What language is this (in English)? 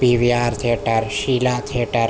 Urdu